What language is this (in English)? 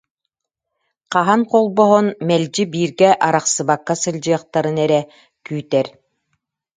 Yakut